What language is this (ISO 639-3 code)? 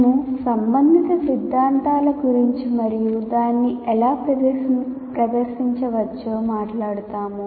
tel